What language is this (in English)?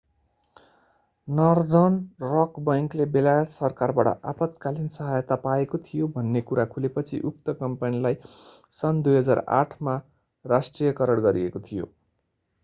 Nepali